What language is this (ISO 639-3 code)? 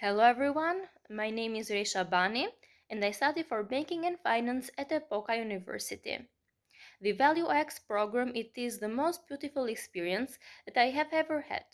eng